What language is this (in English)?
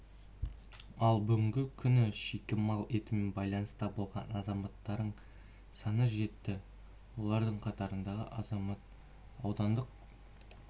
Kazakh